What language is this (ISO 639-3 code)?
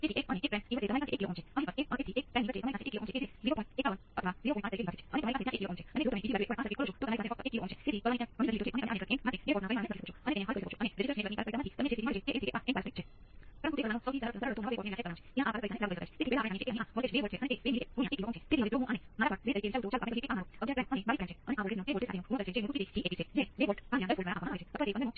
guj